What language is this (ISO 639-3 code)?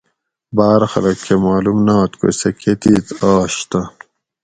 gwc